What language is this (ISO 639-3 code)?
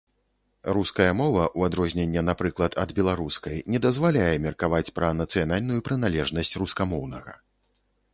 bel